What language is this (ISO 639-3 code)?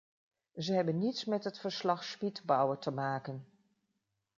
nld